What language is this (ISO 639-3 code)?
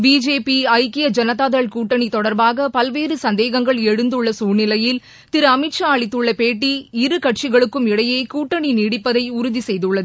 tam